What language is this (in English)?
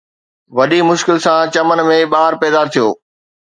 Sindhi